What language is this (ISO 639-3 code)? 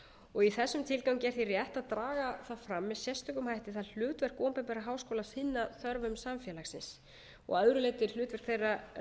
isl